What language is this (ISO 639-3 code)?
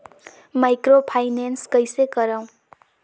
hne